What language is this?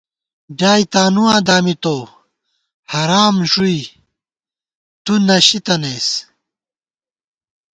Gawar-Bati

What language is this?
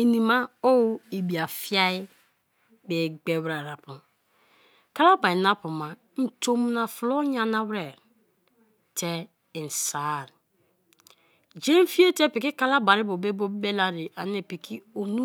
Kalabari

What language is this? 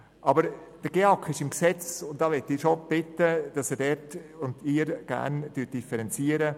Swiss German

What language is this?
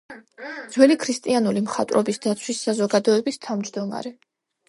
Georgian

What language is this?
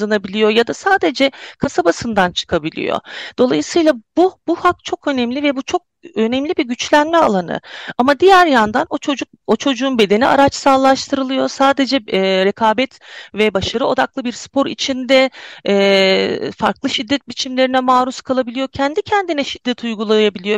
Turkish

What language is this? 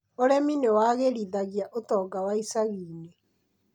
Kikuyu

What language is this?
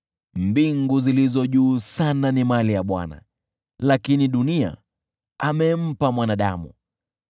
Swahili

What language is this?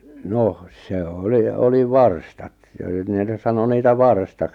Finnish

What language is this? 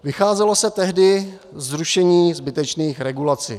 Czech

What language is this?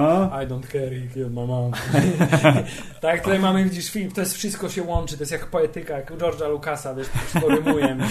Polish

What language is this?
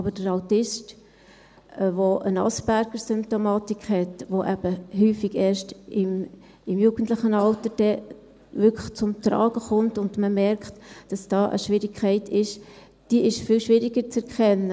Swiss German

